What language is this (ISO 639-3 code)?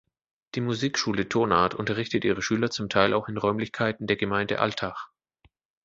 deu